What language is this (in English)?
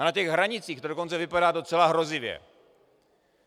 Czech